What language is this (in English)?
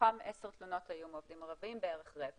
Hebrew